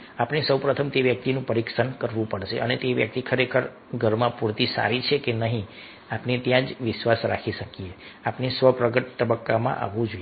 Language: Gujarati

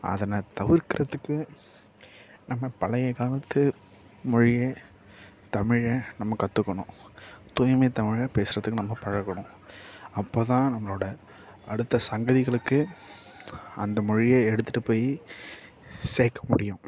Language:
Tamil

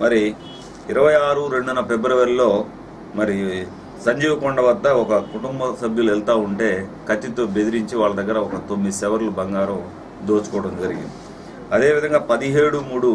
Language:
Telugu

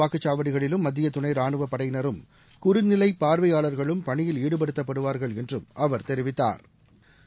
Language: Tamil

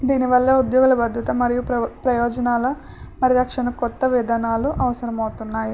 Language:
Telugu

